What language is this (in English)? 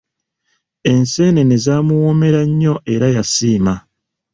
Ganda